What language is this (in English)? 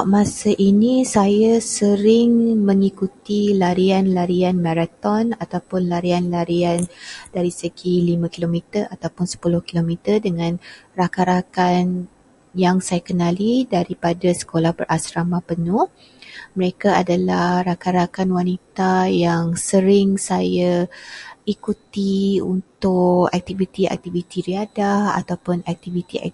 Malay